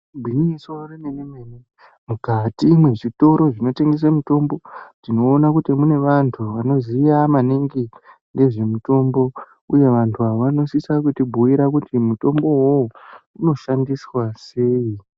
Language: Ndau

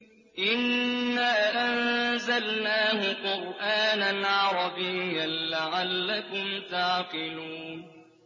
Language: Arabic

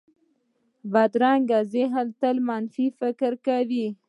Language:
Pashto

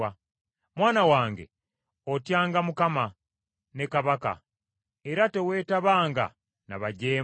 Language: Ganda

